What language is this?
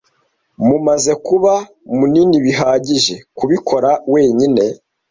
Kinyarwanda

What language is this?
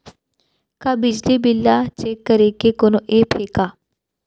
Chhattisgarhi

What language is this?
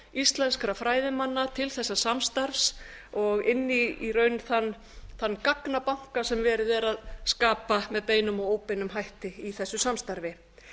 Icelandic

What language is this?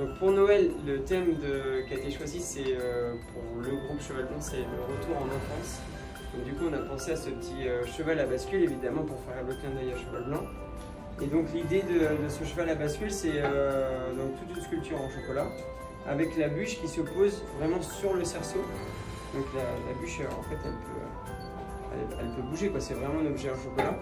French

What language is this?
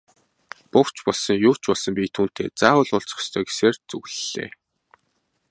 Mongolian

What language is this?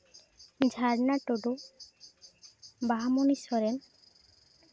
Santali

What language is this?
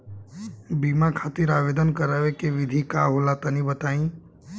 Bhojpuri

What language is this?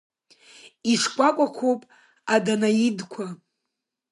Abkhazian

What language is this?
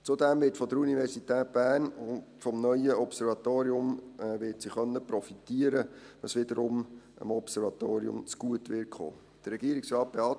Swiss German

